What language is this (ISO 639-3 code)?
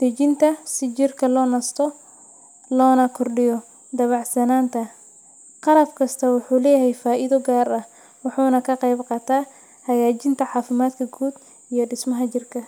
som